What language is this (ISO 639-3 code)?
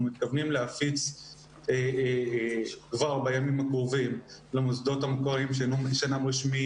heb